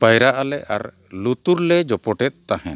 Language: Santali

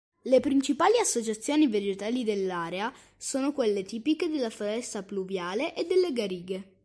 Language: Italian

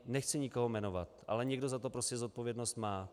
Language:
Czech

